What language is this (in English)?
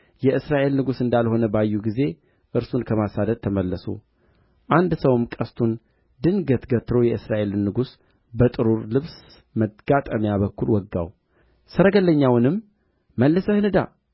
Amharic